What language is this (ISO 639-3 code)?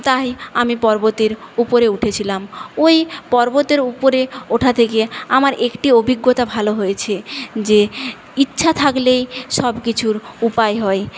ben